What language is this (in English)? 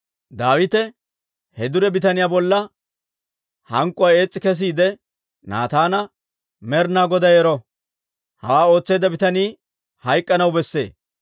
Dawro